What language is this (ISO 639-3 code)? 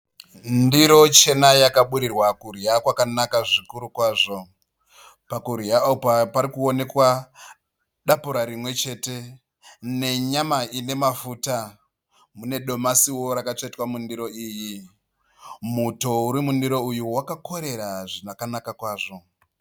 sna